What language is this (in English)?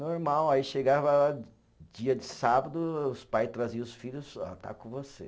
Portuguese